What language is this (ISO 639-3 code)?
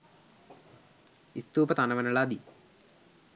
sin